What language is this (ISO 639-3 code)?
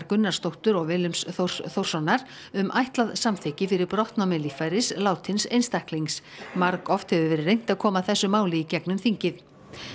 isl